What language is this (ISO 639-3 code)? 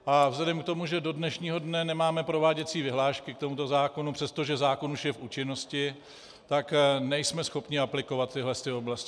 ces